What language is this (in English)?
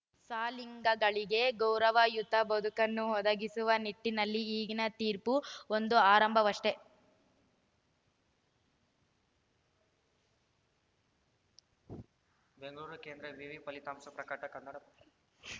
Kannada